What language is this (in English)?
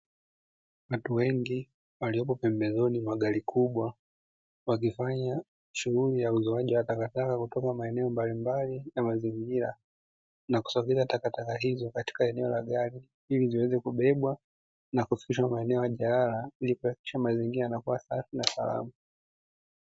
Swahili